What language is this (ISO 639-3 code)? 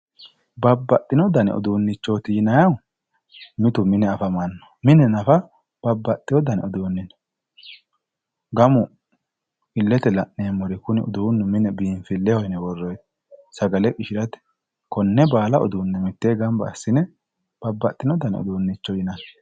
sid